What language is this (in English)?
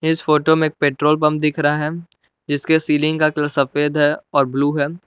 Hindi